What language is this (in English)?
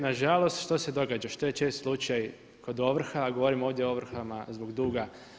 Croatian